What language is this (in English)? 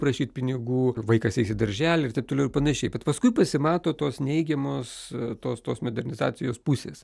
Lithuanian